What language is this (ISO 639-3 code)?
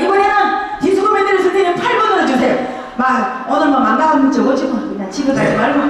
kor